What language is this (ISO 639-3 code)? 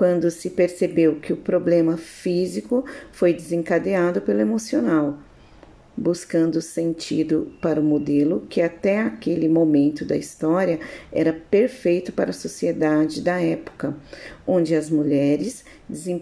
por